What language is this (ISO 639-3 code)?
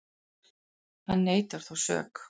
isl